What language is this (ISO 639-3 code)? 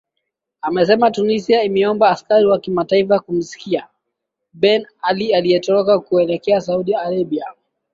swa